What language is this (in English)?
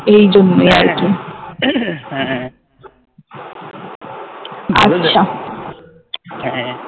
Bangla